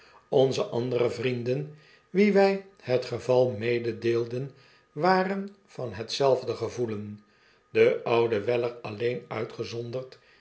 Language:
Dutch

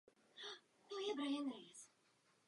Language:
Czech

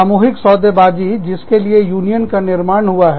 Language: Hindi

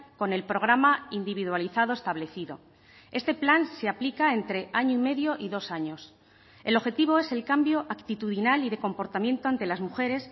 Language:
Spanish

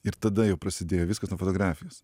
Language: Lithuanian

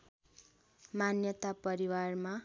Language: Nepali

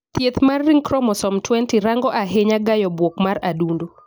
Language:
Luo (Kenya and Tanzania)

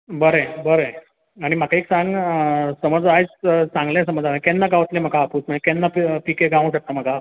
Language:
Konkani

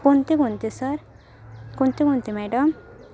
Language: Marathi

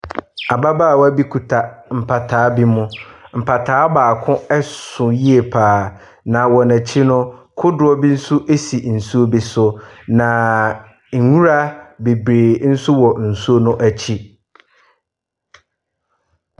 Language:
Akan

